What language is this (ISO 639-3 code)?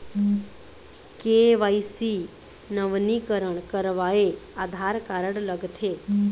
hne